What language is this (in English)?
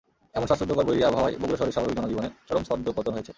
Bangla